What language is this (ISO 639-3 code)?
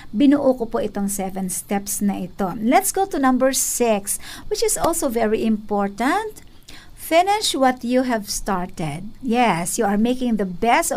fil